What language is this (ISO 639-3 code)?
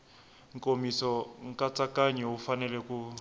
tso